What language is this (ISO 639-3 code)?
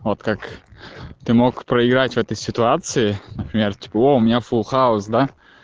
rus